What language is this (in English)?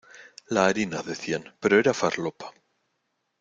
Spanish